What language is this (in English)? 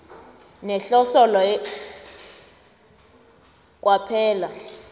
South Ndebele